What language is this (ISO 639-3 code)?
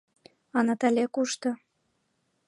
chm